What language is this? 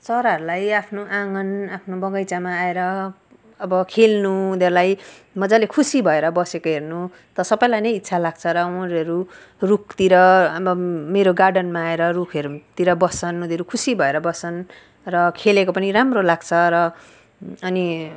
Nepali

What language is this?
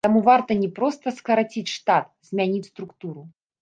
Belarusian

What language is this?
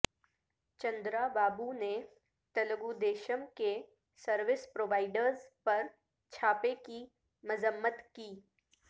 Urdu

